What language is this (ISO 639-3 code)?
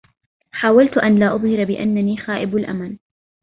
ara